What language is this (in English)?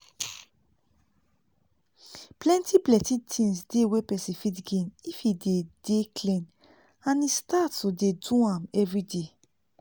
Nigerian Pidgin